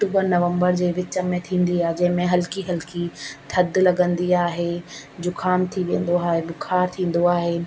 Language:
Sindhi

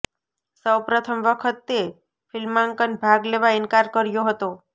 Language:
Gujarati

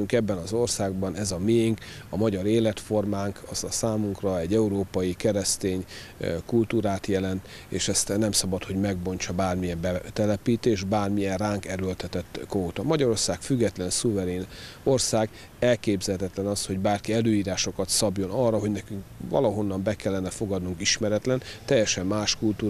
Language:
Hungarian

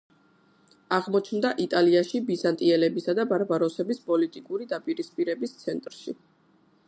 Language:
Georgian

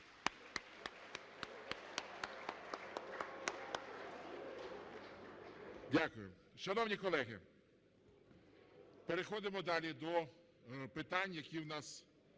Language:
Ukrainian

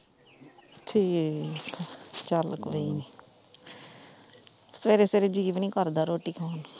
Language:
Punjabi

